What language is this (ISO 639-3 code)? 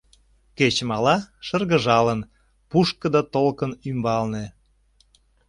chm